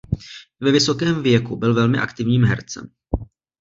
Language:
Czech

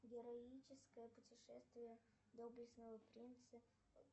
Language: Russian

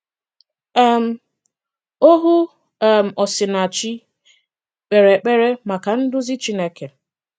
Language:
Igbo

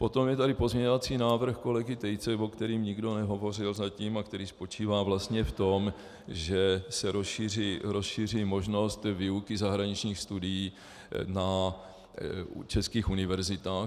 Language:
Czech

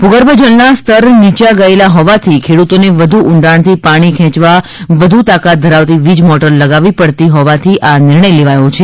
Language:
Gujarati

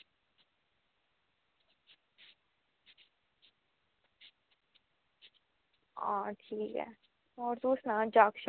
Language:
Dogri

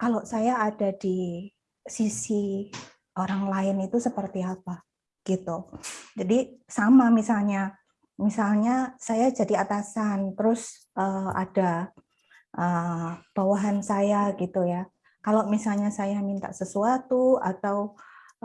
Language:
Indonesian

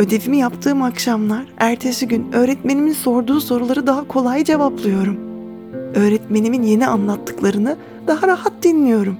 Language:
Turkish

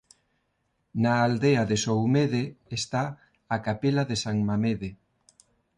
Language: Galician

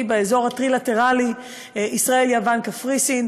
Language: Hebrew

